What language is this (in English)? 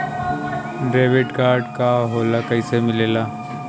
Bhojpuri